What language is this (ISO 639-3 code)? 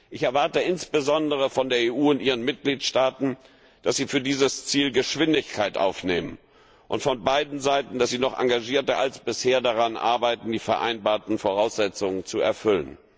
deu